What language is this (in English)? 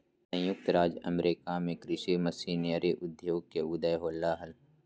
Magahi